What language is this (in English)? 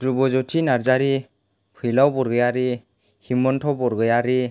Bodo